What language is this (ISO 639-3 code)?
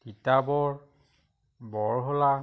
asm